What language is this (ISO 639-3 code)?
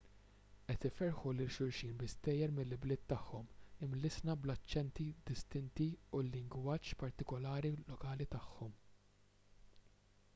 mlt